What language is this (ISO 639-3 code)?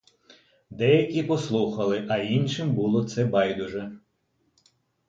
ukr